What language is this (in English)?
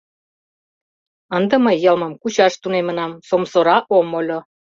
Mari